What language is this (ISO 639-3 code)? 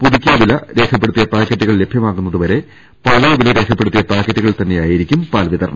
mal